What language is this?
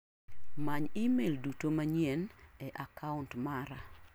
Luo (Kenya and Tanzania)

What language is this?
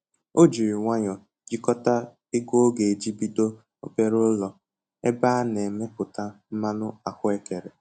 Igbo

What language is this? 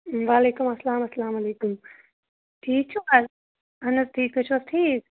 Kashmiri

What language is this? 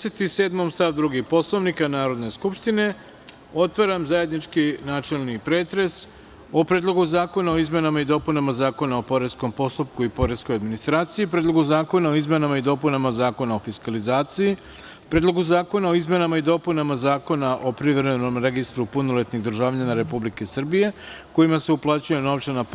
Serbian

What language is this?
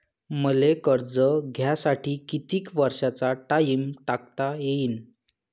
Marathi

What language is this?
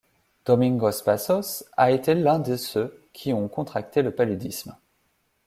French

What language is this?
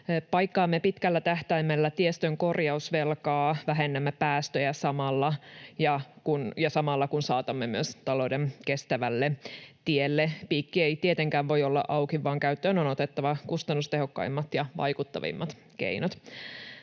Finnish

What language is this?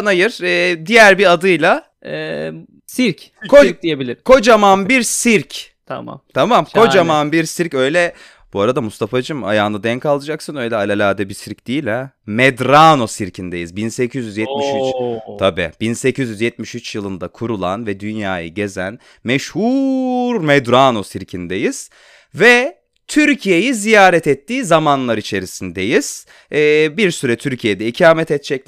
Turkish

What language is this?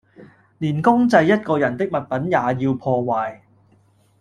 Cantonese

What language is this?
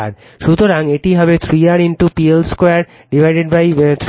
Bangla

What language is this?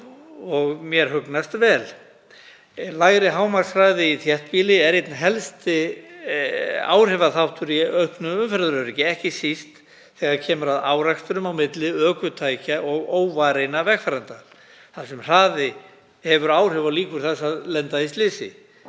Icelandic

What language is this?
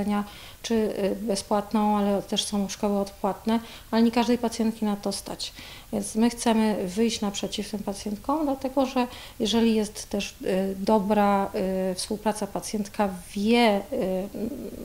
Polish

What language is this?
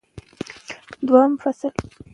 Pashto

